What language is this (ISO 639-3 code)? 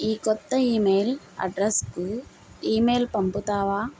tel